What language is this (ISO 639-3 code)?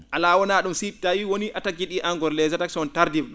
ful